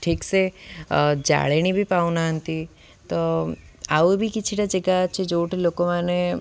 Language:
Odia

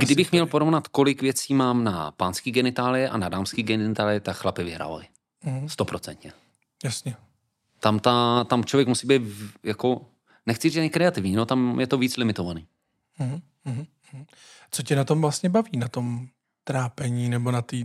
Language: Czech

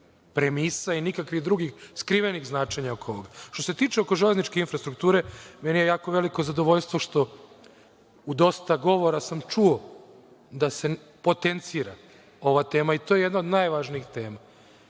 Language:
Serbian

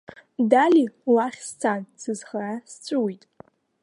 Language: Abkhazian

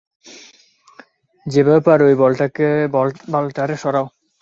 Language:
Bangla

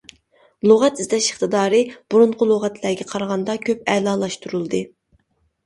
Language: Uyghur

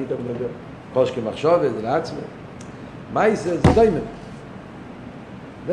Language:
Hebrew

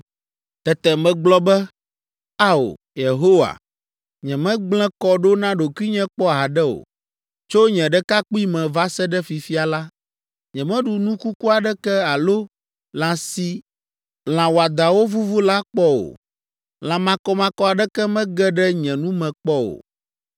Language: Ewe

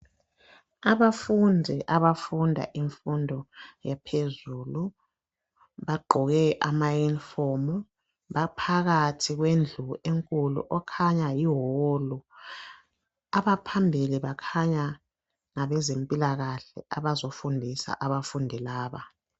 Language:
North Ndebele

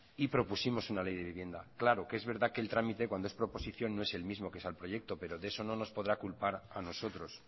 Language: Spanish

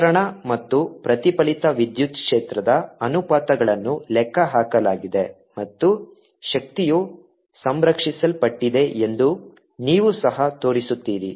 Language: Kannada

